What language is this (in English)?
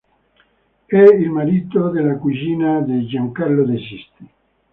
Italian